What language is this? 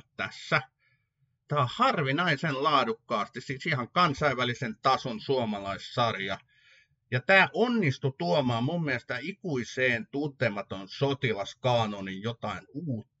Finnish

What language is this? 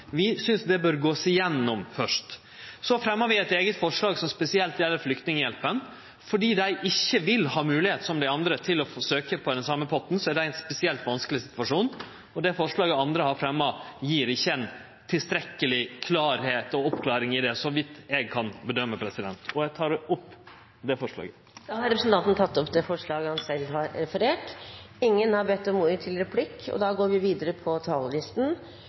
Norwegian Nynorsk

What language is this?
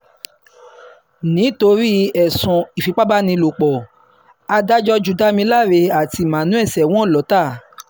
Yoruba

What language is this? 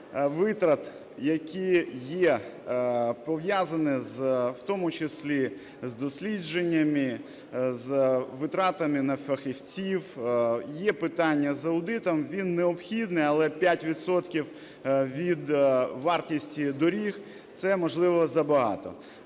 Ukrainian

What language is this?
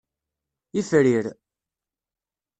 Kabyle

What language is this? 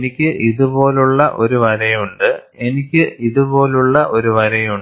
Malayalam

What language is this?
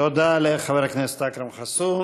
Hebrew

